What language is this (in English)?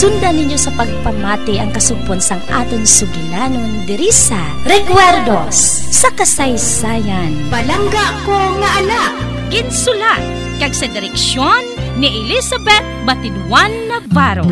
Filipino